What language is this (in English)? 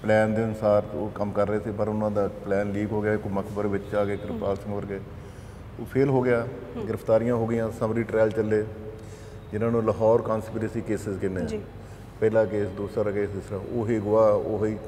Punjabi